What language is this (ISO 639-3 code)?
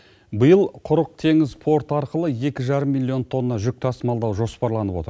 kaz